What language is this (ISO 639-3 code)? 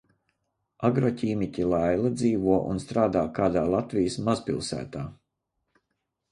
lav